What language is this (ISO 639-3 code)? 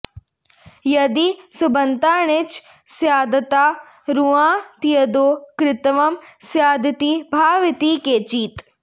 san